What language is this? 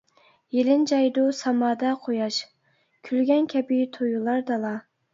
Uyghur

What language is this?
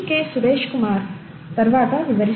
Telugu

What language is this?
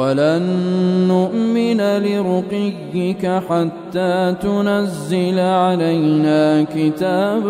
Arabic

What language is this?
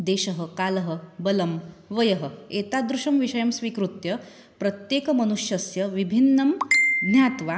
Sanskrit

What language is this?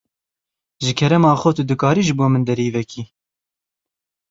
Kurdish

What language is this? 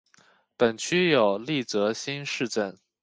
Chinese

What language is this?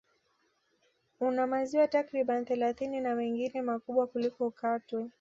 Swahili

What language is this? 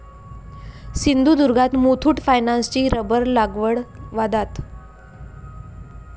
Marathi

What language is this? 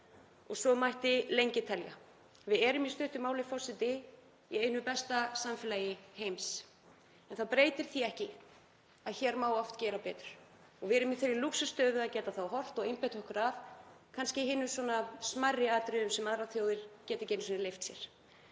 Icelandic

